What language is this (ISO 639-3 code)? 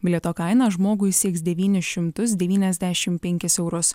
lit